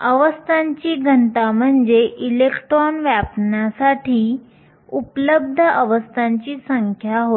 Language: Marathi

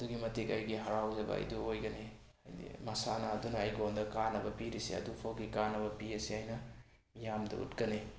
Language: Manipuri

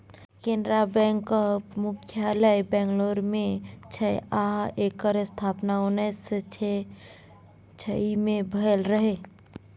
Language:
Maithili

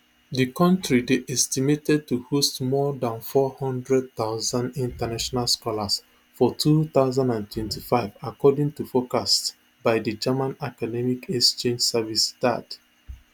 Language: Nigerian Pidgin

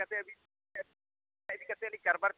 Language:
Santali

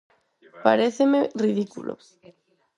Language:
Galician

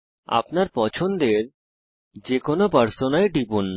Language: Bangla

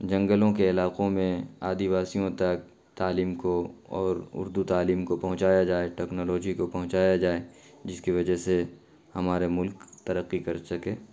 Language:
Urdu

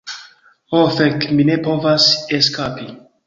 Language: Esperanto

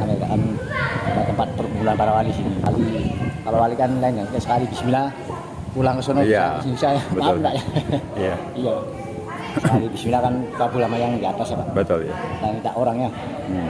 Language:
Indonesian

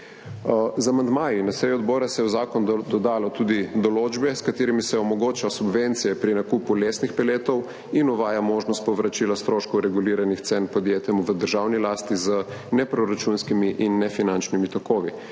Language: Slovenian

